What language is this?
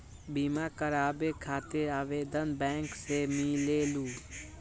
Magahi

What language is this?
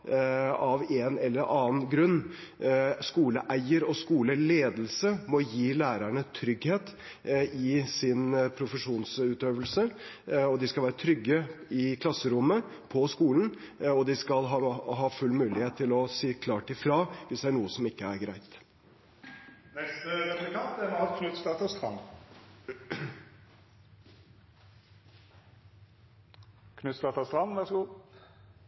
Norwegian Bokmål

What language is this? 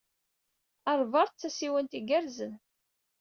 Kabyle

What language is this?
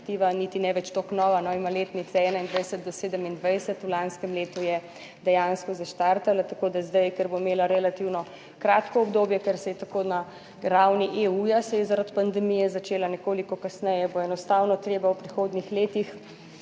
Slovenian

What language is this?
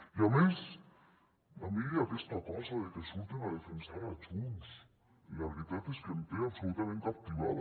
Catalan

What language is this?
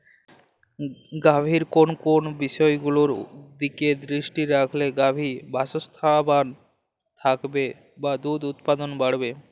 Bangla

